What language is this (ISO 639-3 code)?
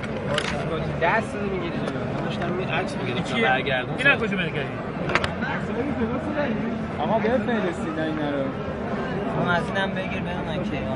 fas